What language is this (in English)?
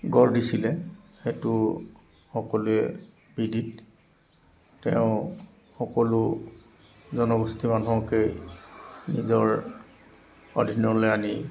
Assamese